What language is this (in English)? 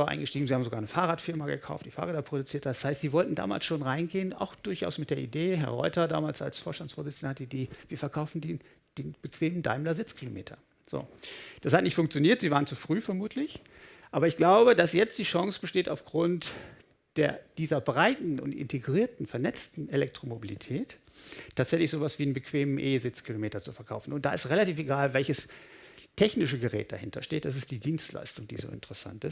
German